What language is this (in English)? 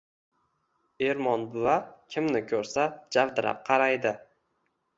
Uzbek